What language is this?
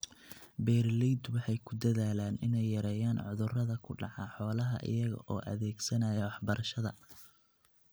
Somali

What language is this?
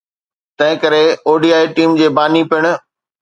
Sindhi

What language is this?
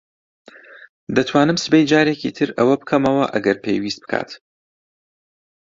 Central Kurdish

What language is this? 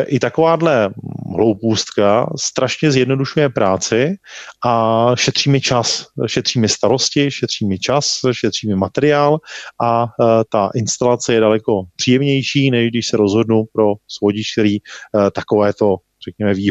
Czech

